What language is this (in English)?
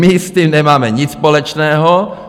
Czech